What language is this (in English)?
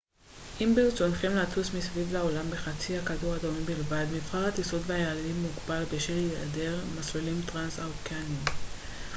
Hebrew